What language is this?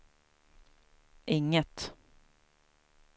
Swedish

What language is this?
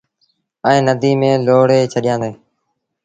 Sindhi Bhil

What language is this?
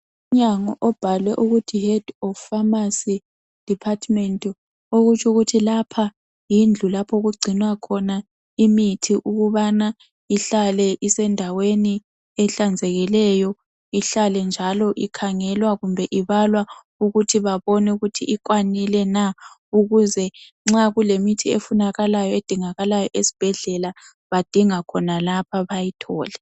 North Ndebele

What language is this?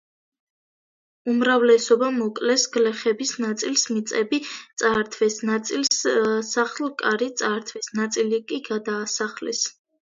Georgian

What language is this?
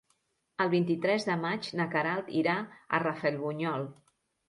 Catalan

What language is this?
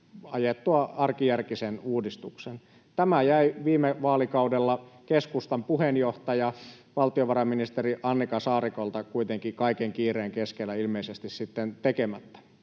Finnish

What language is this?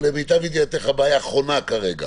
Hebrew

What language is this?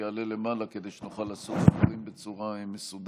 Hebrew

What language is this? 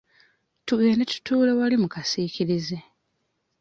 Ganda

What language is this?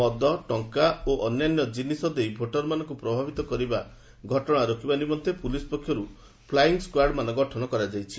Odia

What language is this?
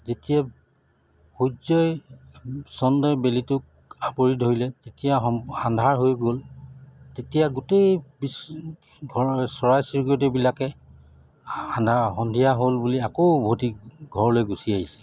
Assamese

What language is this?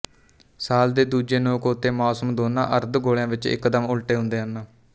Punjabi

